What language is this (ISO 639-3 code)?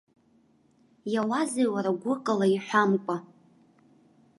abk